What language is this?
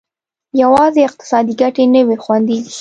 Pashto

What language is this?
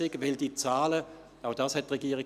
Swiss German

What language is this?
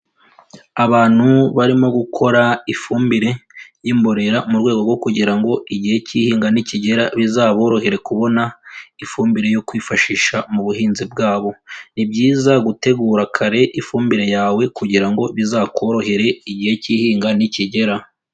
Kinyarwanda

